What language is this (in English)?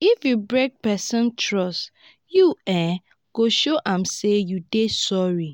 Nigerian Pidgin